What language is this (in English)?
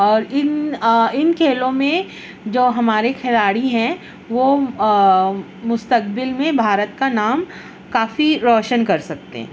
Urdu